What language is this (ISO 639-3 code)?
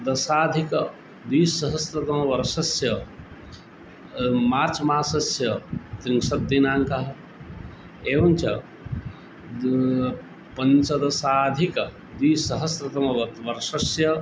san